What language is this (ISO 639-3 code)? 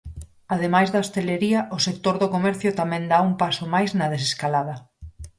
glg